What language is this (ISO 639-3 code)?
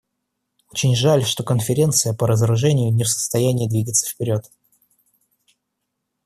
rus